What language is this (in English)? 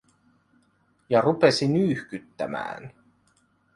Finnish